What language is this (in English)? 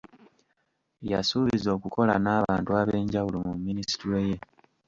Ganda